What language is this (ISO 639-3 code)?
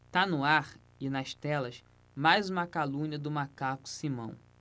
por